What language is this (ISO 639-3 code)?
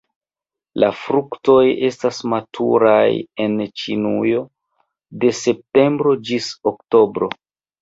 epo